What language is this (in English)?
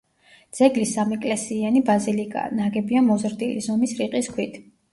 Georgian